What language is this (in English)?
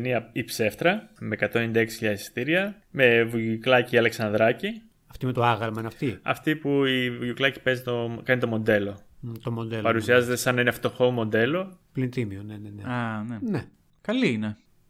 Greek